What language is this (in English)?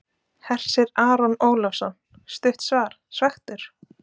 Icelandic